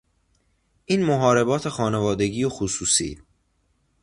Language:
Persian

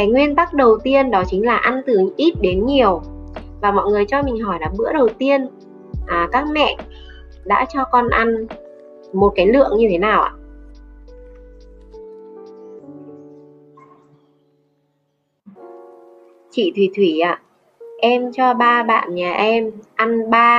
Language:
Vietnamese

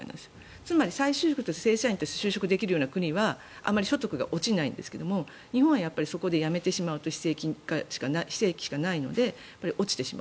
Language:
Japanese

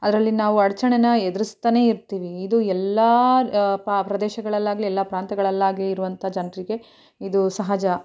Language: Kannada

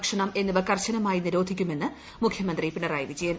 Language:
Malayalam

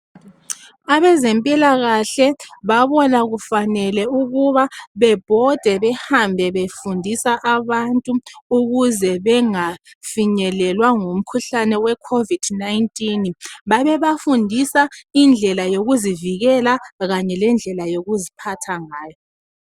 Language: North Ndebele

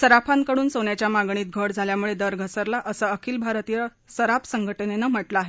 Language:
Marathi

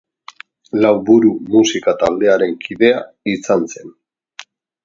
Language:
Basque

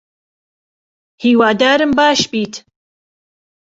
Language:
Central Kurdish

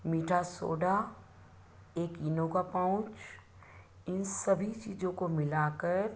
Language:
Hindi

